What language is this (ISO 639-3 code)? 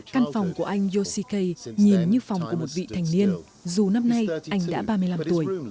vie